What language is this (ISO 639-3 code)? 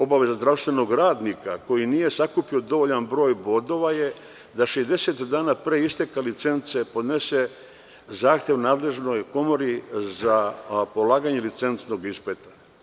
srp